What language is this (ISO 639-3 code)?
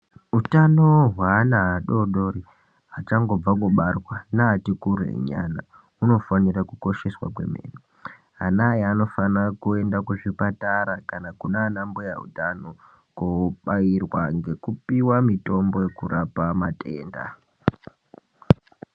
ndc